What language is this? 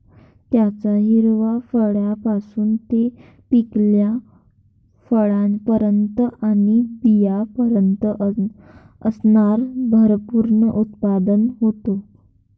Marathi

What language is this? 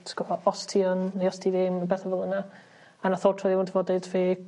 Welsh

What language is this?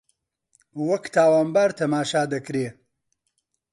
Central Kurdish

